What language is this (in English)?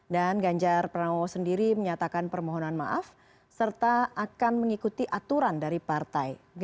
Indonesian